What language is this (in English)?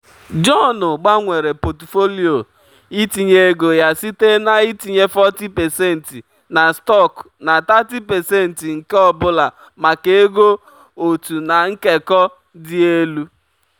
Igbo